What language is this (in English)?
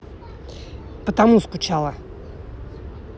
Russian